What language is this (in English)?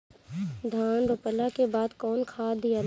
Bhojpuri